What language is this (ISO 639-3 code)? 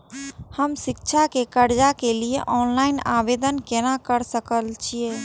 mai